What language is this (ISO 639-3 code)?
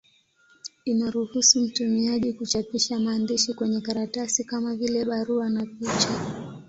swa